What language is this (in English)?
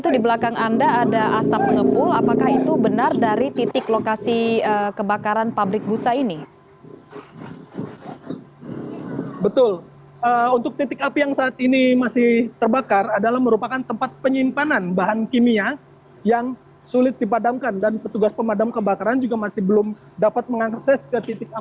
Indonesian